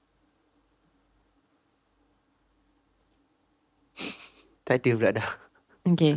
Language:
Malay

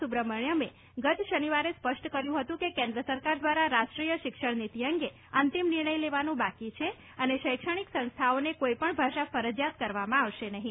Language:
Gujarati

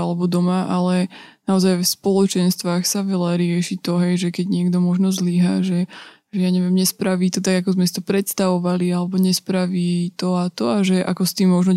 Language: Slovak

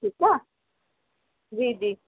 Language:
Sindhi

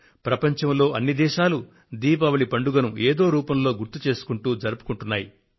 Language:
Telugu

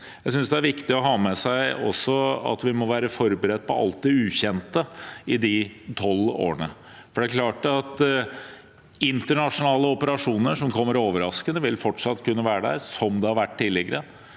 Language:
Norwegian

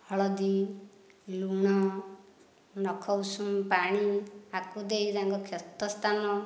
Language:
Odia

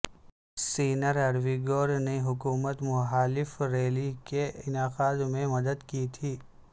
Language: Urdu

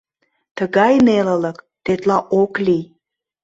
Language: Mari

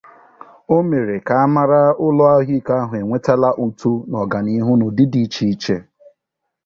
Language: Igbo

